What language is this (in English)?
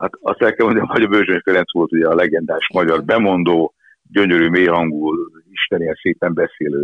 Hungarian